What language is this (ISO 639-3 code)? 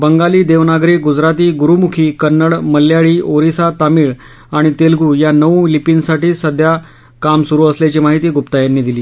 mar